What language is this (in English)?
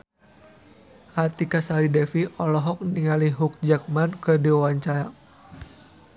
Sundanese